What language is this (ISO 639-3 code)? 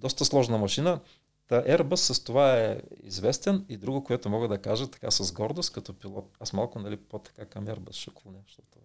bul